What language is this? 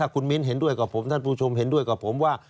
Thai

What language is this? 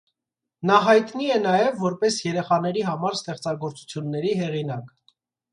Armenian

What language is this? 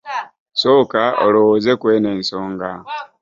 Ganda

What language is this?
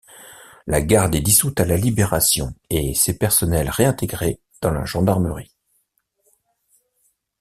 French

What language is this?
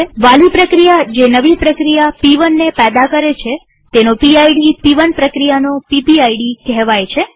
Gujarati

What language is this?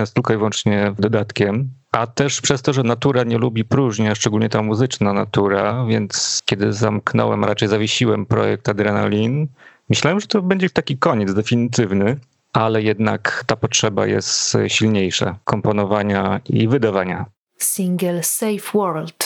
Polish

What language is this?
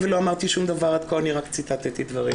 Hebrew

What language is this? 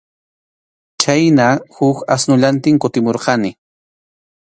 Arequipa-La Unión Quechua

